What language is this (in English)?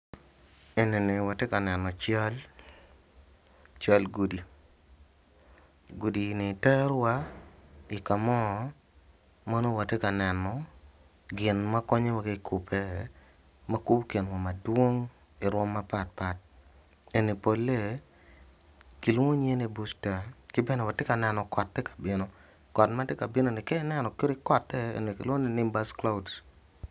Acoli